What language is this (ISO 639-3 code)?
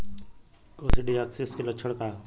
bho